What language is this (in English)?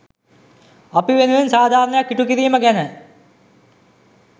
Sinhala